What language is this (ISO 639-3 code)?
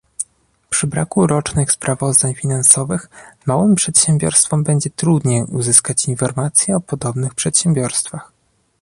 pol